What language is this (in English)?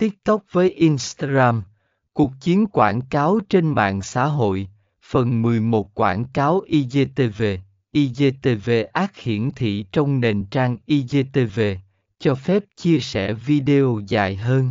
Vietnamese